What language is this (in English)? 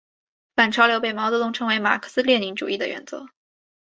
Chinese